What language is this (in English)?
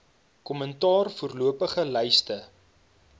Afrikaans